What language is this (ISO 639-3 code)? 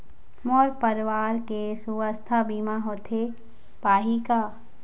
hne